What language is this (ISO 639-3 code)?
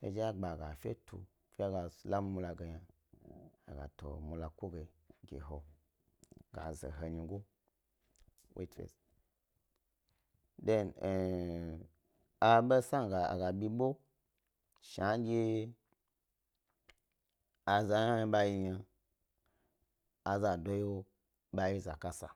gby